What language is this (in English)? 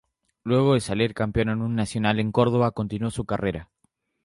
Spanish